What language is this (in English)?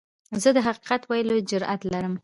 Pashto